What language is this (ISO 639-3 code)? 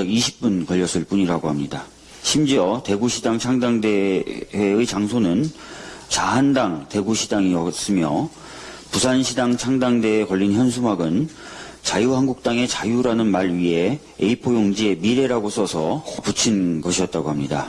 kor